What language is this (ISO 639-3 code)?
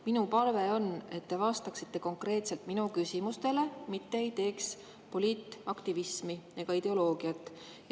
est